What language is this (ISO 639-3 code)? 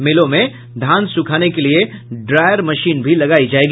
hin